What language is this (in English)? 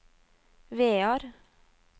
Norwegian